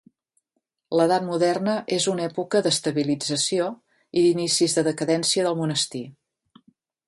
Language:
Catalan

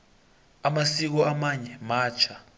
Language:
South Ndebele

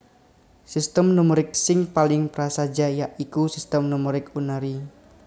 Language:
Javanese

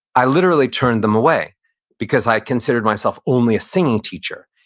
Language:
English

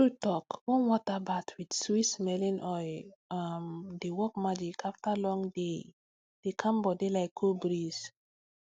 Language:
Nigerian Pidgin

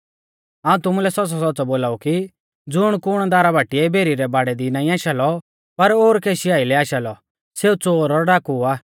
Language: Mahasu Pahari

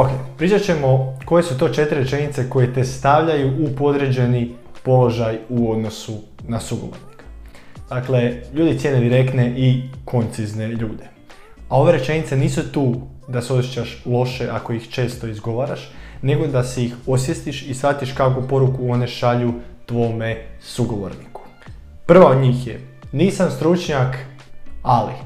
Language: Croatian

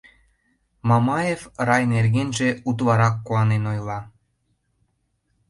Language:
Mari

